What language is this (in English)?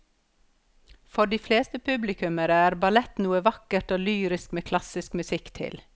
Norwegian